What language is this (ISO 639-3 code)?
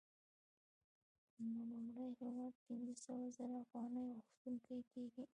pus